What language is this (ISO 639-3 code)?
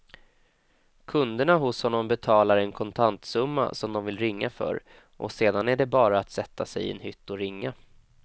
swe